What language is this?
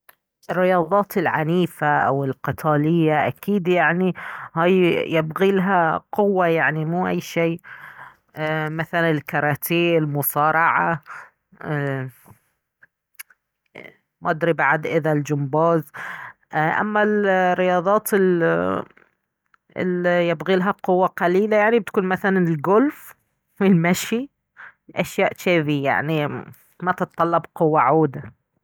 Baharna Arabic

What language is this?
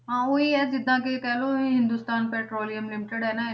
Punjabi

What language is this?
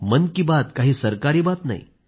Marathi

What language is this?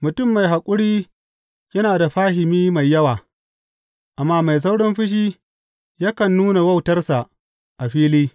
Hausa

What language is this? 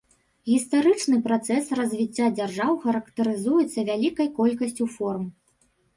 Belarusian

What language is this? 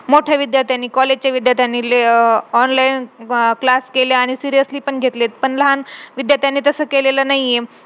Marathi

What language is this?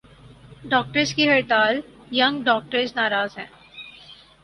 Urdu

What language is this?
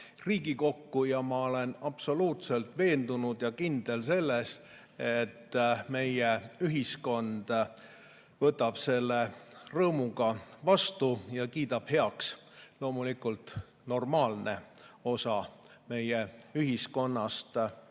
Estonian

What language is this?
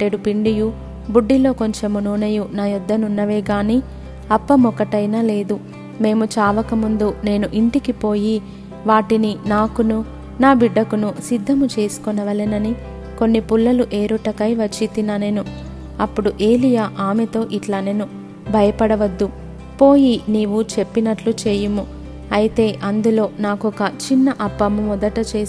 Telugu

